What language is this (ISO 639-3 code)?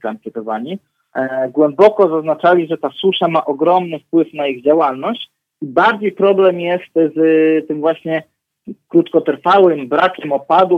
pol